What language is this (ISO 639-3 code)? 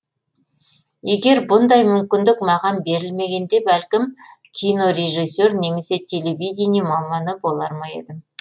kaz